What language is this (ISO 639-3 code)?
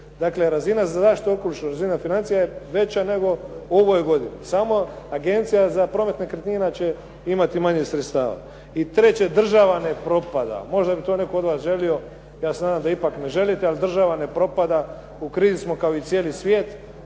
hrv